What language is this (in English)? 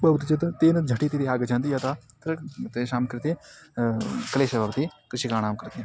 Sanskrit